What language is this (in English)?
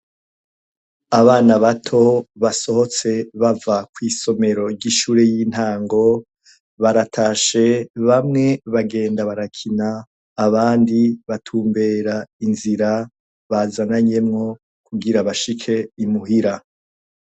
Rundi